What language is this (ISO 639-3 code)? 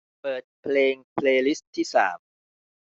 tha